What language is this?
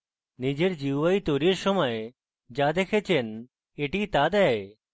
Bangla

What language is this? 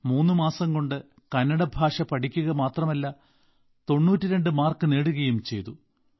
Malayalam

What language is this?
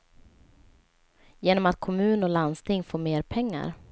Swedish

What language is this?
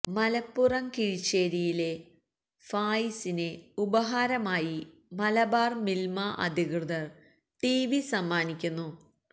Malayalam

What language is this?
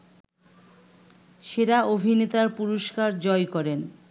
Bangla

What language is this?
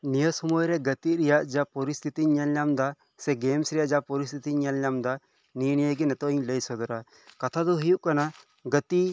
Santali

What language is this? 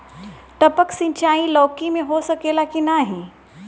Bhojpuri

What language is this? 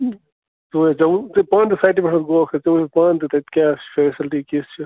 Kashmiri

